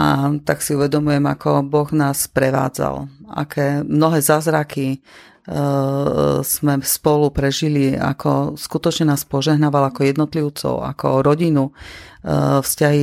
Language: Slovak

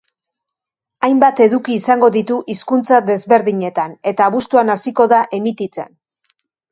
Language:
Basque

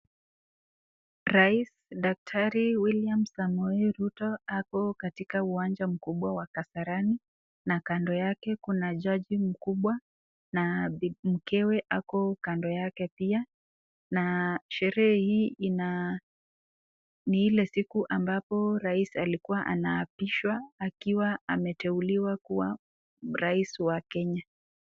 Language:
Swahili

